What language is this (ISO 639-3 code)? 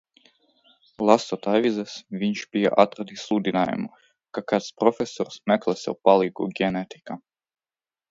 lav